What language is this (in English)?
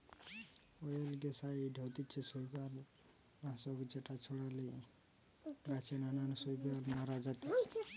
Bangla